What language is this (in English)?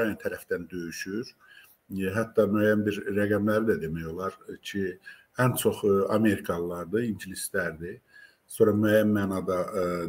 Turkish